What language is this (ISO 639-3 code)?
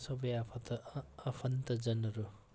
nep